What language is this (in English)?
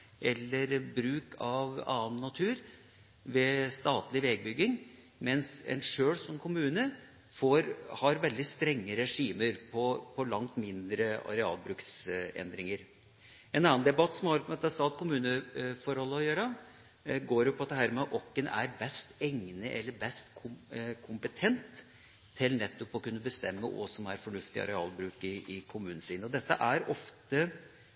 Norwegian Bokmål